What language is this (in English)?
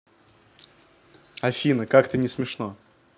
Russian